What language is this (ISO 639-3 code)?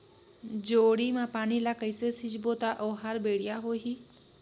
hne